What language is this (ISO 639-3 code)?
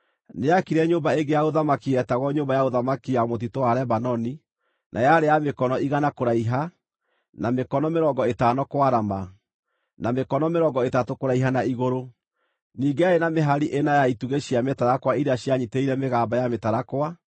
kik